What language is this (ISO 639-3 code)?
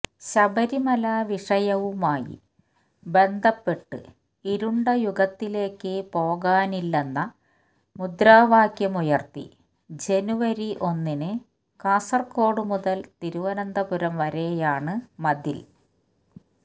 mal